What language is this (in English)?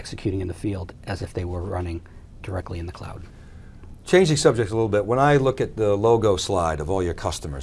English